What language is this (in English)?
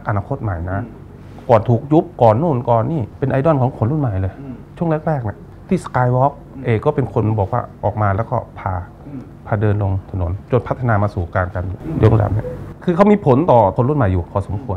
Thai